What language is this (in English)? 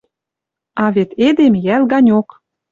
Western Mari